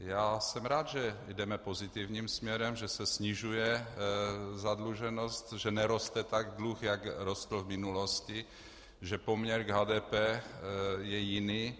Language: Czech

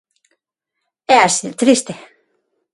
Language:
Galician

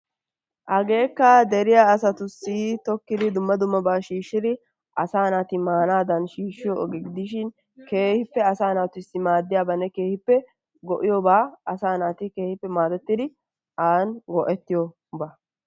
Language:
Wolaytta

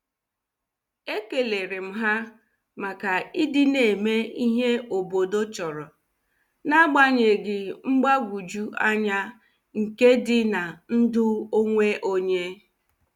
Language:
Igbo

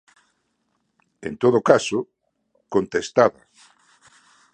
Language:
Galician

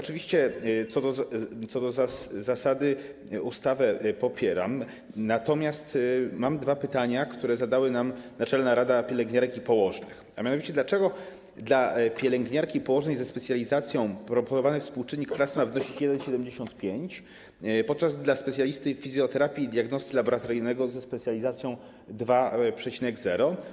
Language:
Polish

